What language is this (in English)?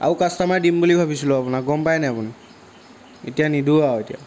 Assamese